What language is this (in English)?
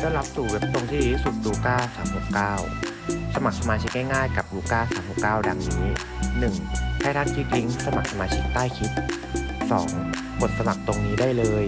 Thai